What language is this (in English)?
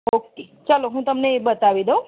Gujarati